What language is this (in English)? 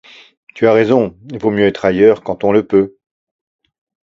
French